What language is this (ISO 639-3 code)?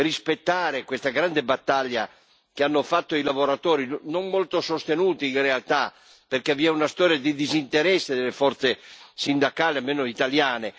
ita